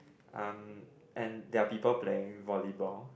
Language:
English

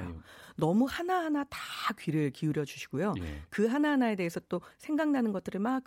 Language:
Korean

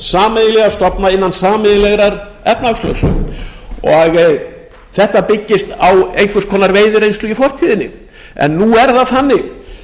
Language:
Icelandic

